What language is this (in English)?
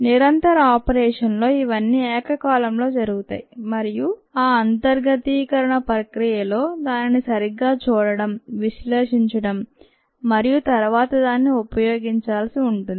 Telugu